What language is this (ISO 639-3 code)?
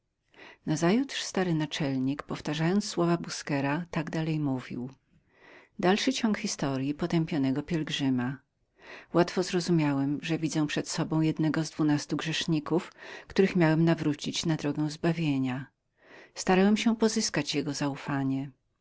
pol